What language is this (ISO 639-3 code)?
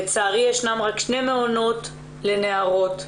heb